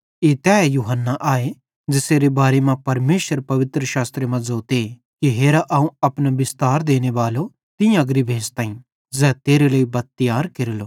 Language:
Bhadrawahi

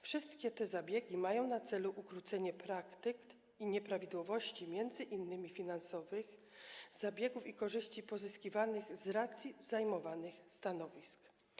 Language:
Polish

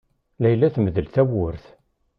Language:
Kabyle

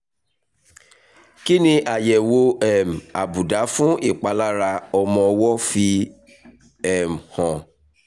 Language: Yoruba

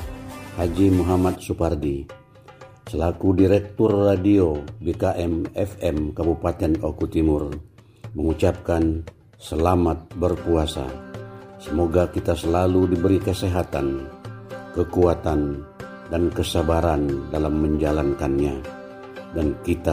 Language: Indonesian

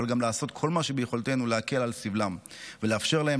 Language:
Hebrew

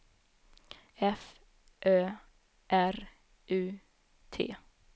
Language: Swedish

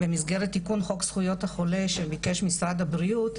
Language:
Hebrew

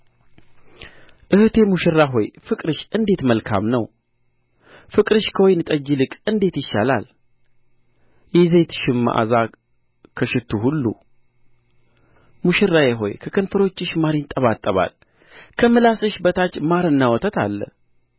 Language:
Amharic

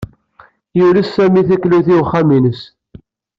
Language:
Kabyle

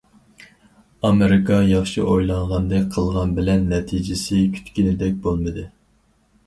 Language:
Uyghur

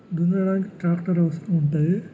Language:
Telugu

